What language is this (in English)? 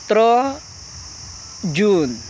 Santali